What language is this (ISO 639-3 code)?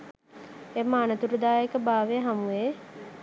sin